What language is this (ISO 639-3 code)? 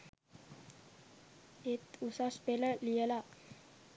sin